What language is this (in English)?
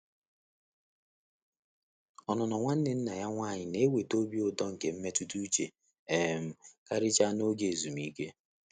Igbo